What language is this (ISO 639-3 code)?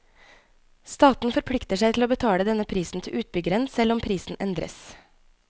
nor